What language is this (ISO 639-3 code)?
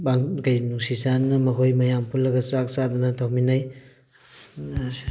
mni